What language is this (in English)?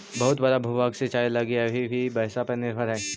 Magahi